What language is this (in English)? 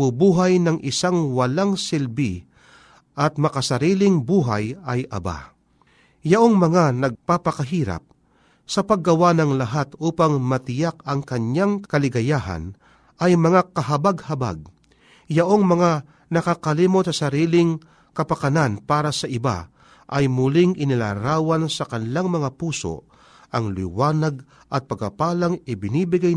Filipino